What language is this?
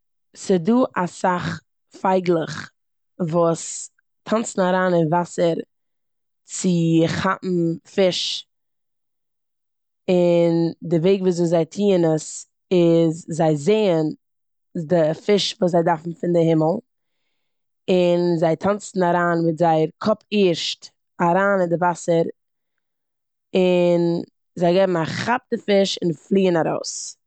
Yiddish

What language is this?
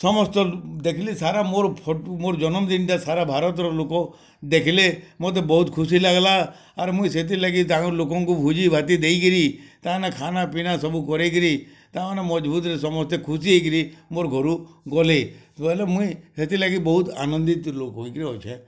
Odia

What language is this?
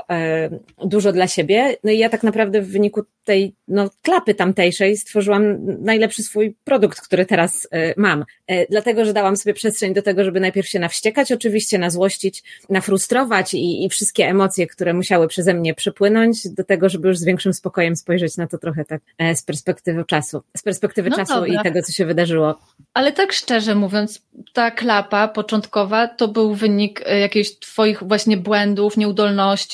Polish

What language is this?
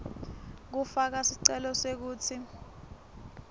Swati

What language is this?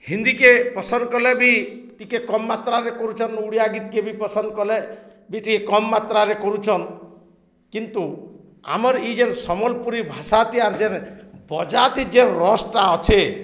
Odia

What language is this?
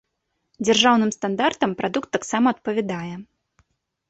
Belarusian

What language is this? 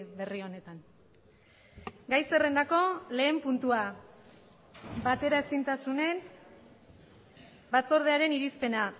Basque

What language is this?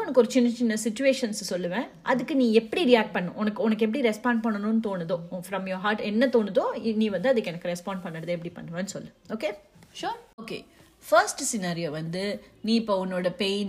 Tamil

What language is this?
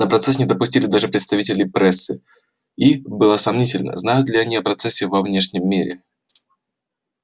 Russian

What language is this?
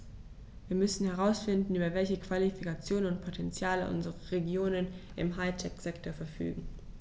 German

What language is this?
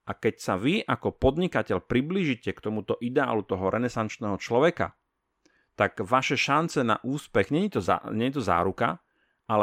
Slovak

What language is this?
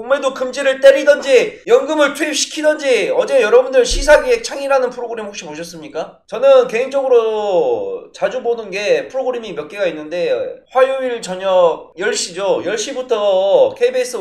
Korean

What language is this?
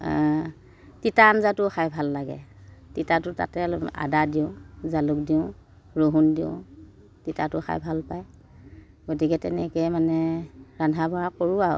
Assamese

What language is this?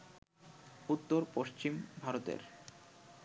Bangla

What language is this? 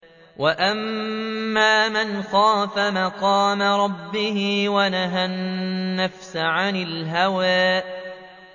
Arabic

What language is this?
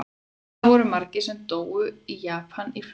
Icelandic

